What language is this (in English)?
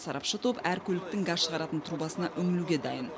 Kazakh